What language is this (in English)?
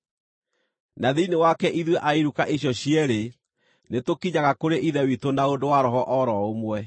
Kikuyu